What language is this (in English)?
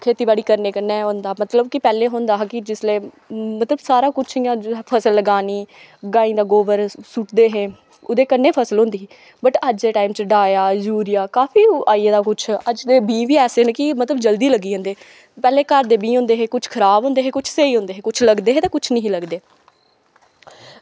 Dogri